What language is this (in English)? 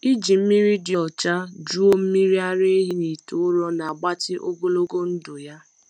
Igbo